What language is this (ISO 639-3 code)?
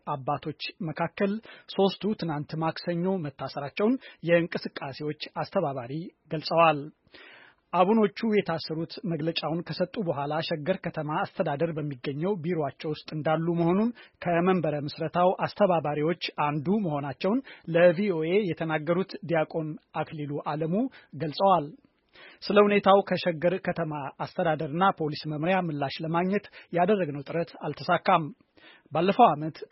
amh